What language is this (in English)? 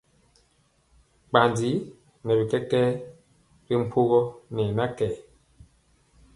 Mpiemo